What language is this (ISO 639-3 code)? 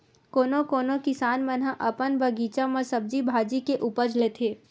hne